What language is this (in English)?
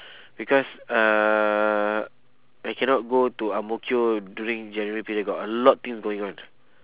English